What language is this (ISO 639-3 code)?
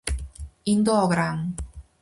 glg